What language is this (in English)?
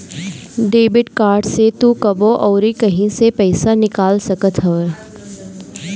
Bhojpuri